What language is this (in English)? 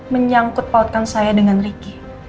Indonesian